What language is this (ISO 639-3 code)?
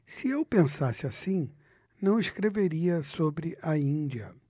por